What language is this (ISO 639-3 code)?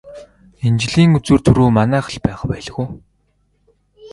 mon